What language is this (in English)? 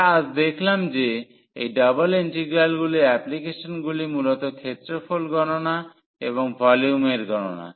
Bangla